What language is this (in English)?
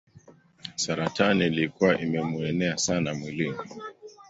Swahili